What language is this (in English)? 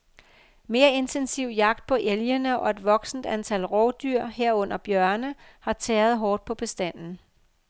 Danish